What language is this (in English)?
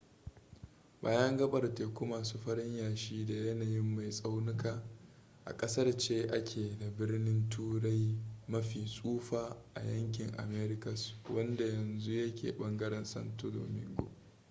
Hausa